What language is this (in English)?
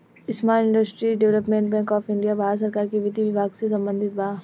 Bhojpuri